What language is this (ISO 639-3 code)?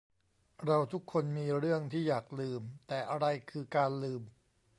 tha